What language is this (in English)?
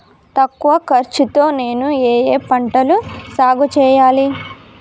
Telugu